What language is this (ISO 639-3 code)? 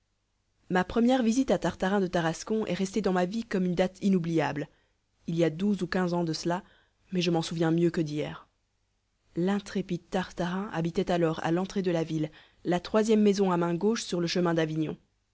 fra